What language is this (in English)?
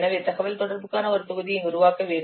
Tamil